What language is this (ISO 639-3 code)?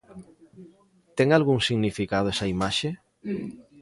glg